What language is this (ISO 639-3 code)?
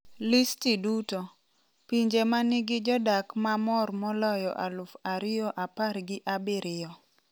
luo